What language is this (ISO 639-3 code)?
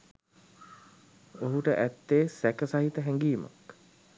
sin